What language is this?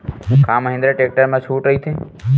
Chhattisgarhi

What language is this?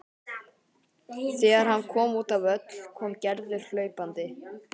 Icelandic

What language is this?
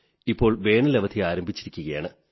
Malayalam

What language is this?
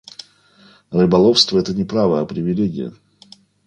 Russian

